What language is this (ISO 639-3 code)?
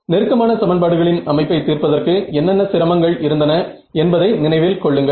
tam